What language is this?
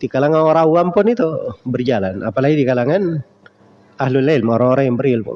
Indonesian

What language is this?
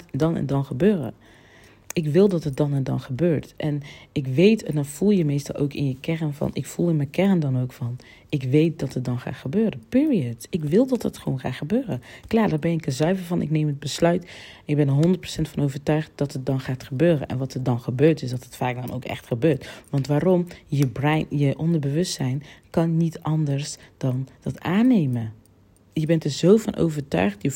Dutch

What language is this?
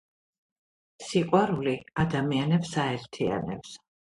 Georgian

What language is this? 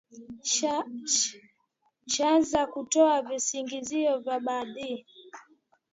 Swahili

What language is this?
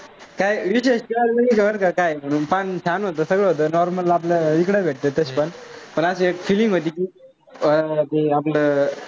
Marathi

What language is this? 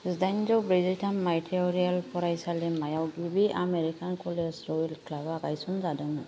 Bodo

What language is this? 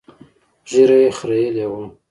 Pashto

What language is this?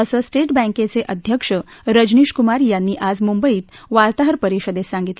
Marathi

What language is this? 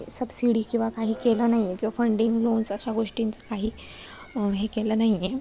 Marathi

